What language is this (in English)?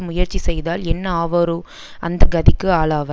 Tamil